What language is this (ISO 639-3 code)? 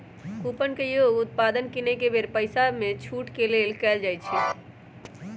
mag